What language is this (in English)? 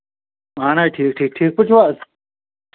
Kashmiri